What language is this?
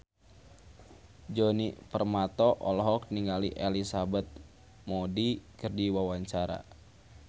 Sundanese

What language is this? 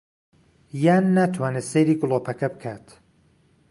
Central Kurdish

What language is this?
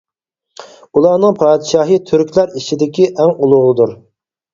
Uyghur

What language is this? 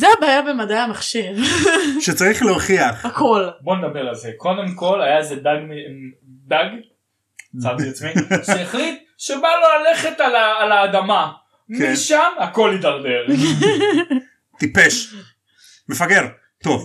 Hebrew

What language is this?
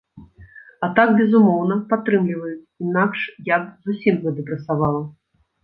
Belarusian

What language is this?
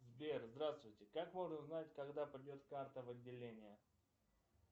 Russian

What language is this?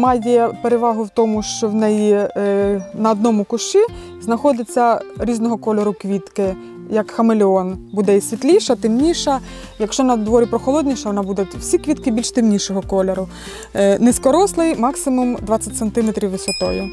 Ukrainian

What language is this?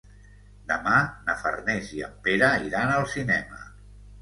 Catalan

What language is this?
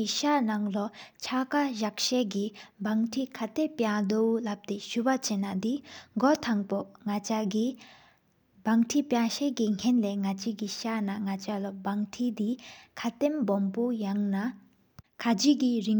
Sikkimese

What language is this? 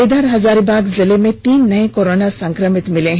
Hindi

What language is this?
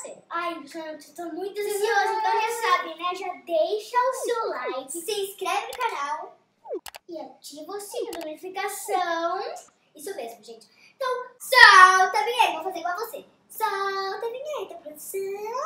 Portuguese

